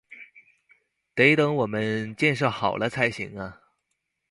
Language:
Chinese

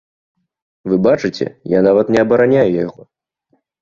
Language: Belarusian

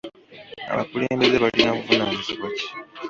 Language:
Ganda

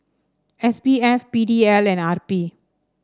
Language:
English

